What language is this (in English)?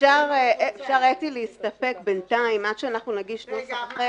Hebrew